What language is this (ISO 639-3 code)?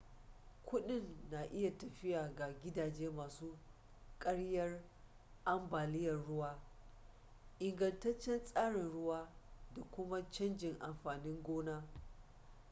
hau